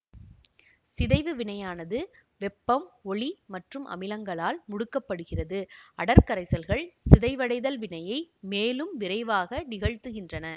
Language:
Tamil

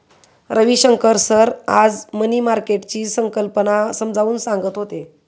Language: Marathi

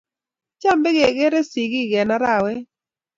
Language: Kalenjin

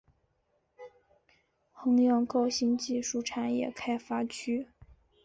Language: Chinese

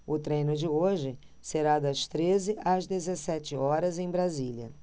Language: Portuguese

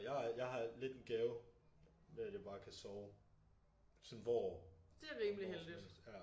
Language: Danish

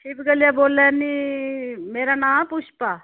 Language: Dogri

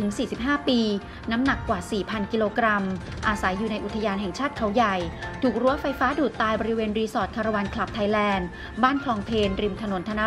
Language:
Thai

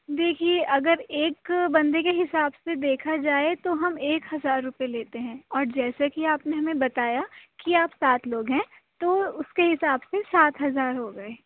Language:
Urdu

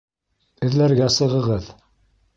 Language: Bashkir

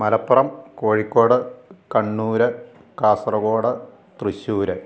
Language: Malayalam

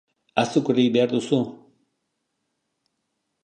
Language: Basque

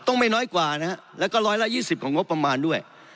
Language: Thai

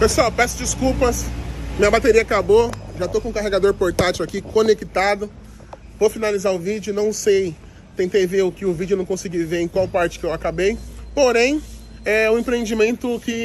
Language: Portuguese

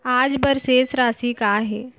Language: Chhattisgarhi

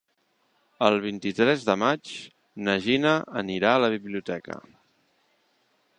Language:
Catalan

